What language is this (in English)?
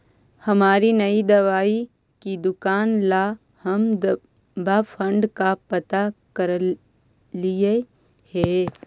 Magahi